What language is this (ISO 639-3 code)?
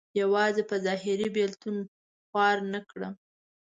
pus